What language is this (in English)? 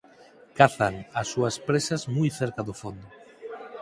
Galician